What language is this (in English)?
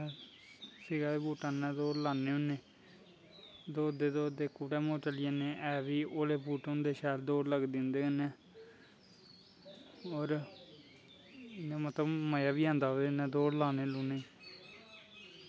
Dogri